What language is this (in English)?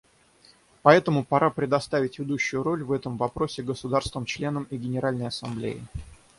Russian